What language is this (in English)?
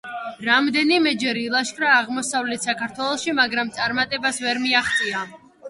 Georgian